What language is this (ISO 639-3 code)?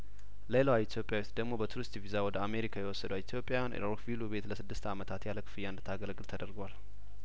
amh